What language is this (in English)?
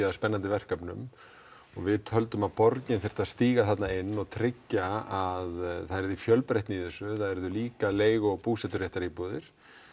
Icelandic